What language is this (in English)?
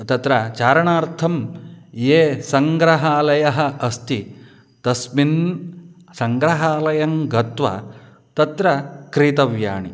Sanskrit